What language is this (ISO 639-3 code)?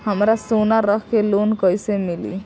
bho